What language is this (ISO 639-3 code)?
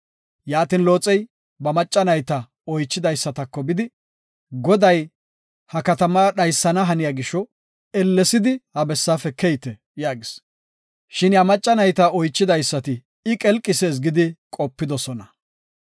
gof